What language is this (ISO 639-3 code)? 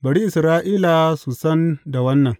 hau